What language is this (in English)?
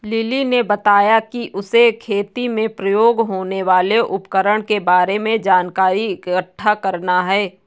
Hindi